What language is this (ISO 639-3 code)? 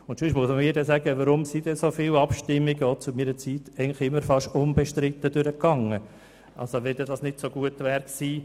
gsw